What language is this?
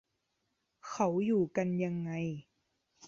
Thai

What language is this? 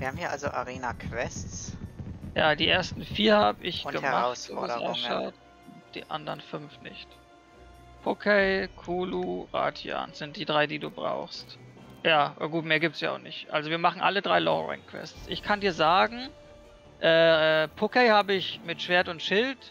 German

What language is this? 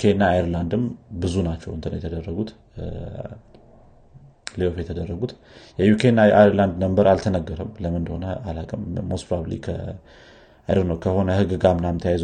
Amharic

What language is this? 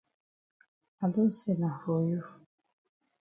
Cameroon Pidgin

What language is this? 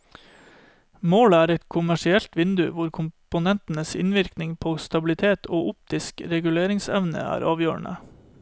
Norwegian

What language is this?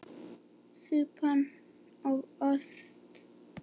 Icelandic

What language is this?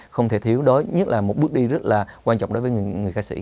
Vietnamese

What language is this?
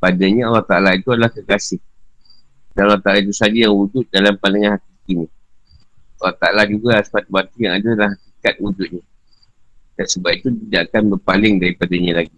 Malay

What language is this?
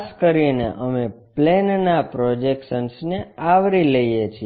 Gujarati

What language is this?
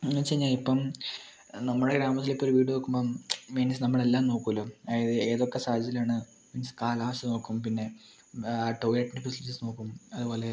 Malayalam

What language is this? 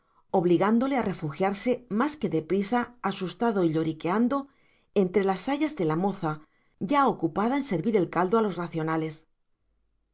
Spanish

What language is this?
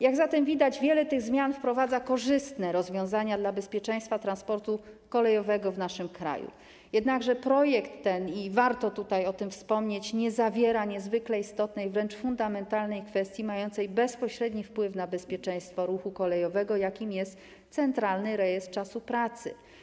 Polish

